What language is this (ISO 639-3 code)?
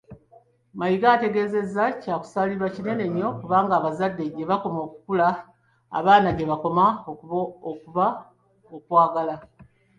lug